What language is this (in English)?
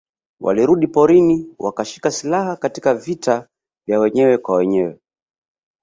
Swahili